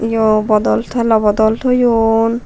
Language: Chakma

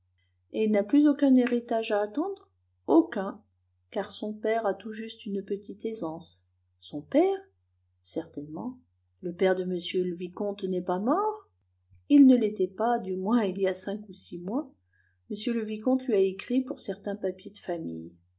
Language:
French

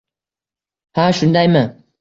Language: Uzbek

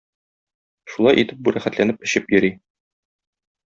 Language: Tatar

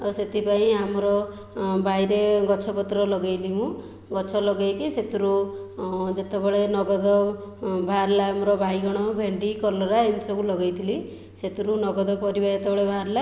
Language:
Odia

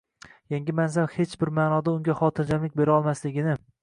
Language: Uzbek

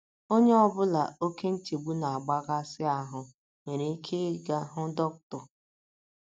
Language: Igbo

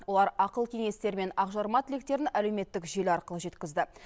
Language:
Kazakh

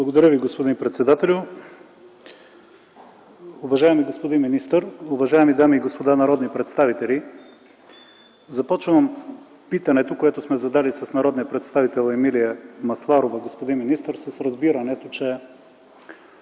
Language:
Bulgarian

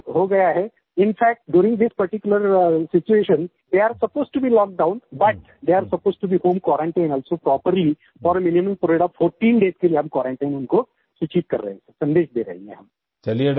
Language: Hindi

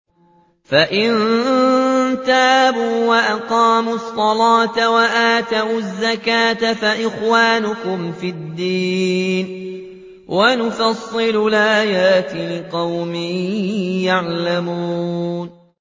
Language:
Arabic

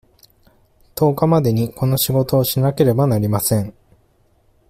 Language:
Japanese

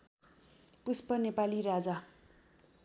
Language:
Nepali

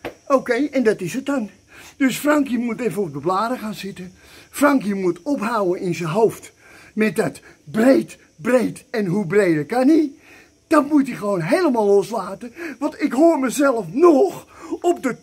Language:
Dutch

